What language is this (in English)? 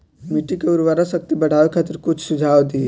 Bhojpuri